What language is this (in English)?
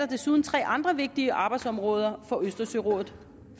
Danish